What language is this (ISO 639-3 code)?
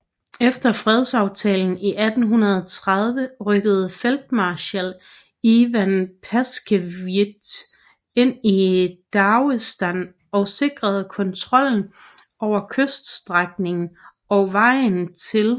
dan